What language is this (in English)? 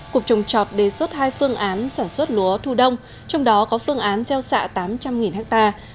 Vietnamese